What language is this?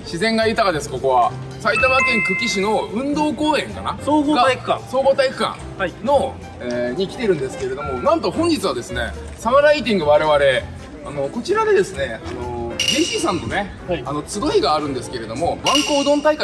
Japanese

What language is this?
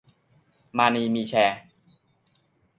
Thai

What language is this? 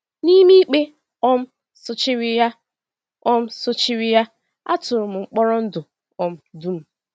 Igbo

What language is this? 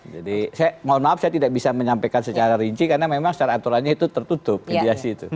Indonesian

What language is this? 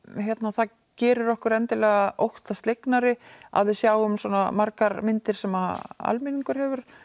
Icelandic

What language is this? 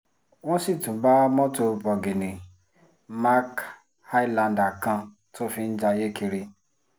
Yoruba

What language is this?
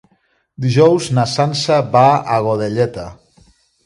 Catalan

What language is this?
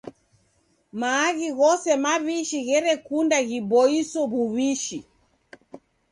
Taita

